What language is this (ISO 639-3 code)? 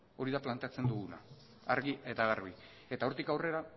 eus